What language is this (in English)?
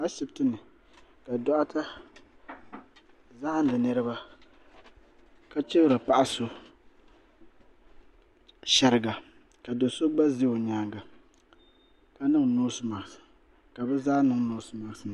Dagbani